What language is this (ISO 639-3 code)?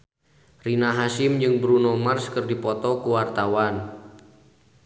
sun